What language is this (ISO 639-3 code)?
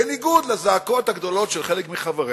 heb